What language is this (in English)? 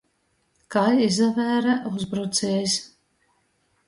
Latgalian